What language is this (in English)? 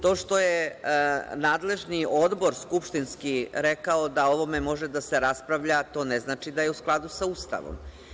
Serbian